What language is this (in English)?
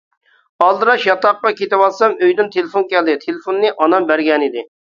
Uyghur